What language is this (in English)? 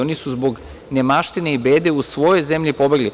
Serbian